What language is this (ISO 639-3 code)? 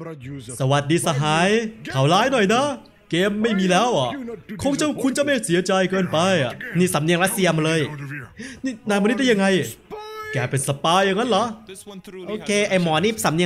tha